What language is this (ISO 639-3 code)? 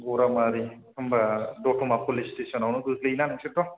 brx